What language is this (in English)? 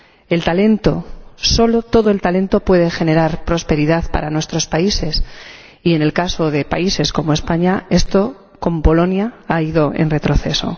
Spanish